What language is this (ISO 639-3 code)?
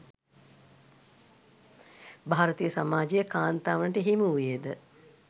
sin